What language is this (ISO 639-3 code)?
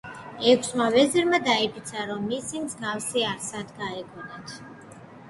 kat